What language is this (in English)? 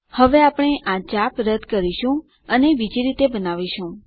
Gujarati